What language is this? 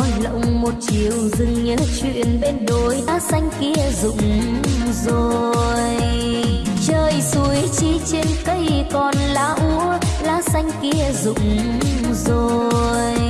Vietnamese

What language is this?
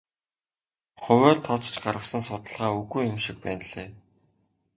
Mongolian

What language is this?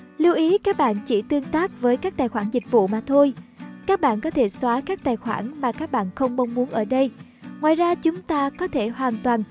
Vietnamese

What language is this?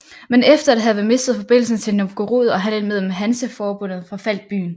Danish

